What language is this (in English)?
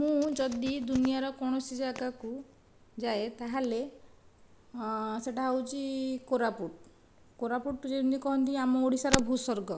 Odia